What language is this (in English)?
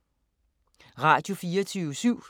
Danish